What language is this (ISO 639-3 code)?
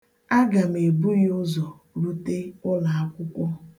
ibo